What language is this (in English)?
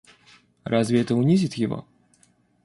Russian